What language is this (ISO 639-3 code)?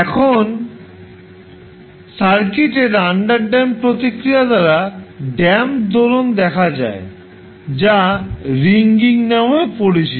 ben